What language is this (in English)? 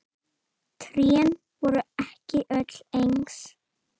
Icelandic